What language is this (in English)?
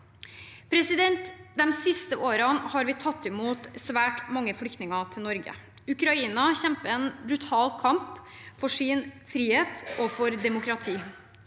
Norwegian